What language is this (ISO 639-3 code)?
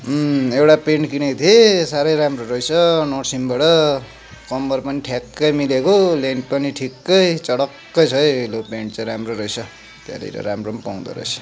nep